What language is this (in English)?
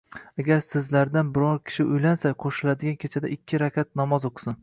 Uzbek